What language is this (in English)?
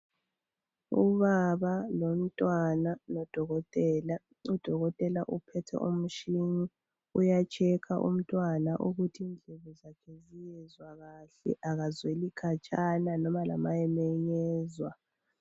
North Ndebele